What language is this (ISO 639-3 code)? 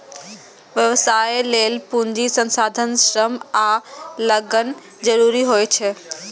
mai